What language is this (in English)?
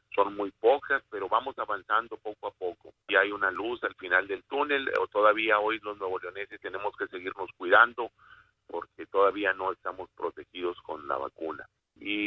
Spanish